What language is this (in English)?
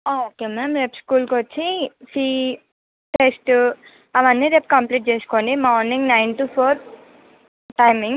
Telugu